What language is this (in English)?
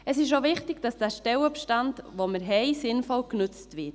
Swiss German